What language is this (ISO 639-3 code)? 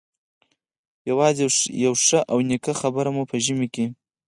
pus